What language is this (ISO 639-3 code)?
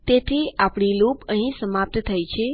guj